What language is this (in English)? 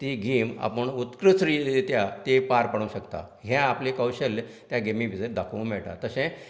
Konkani